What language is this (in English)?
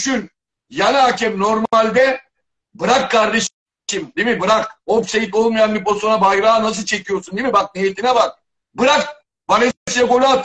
Turkish